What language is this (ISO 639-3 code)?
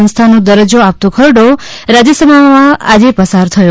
guj